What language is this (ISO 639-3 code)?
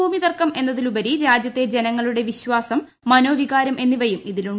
mal